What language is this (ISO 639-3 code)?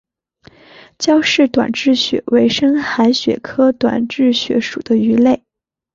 zho